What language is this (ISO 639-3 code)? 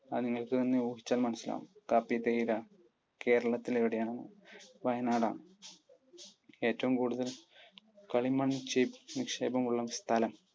mal